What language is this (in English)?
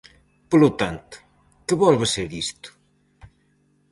Galician